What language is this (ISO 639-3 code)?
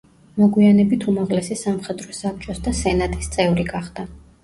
kat